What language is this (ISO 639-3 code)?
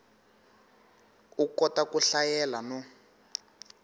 tso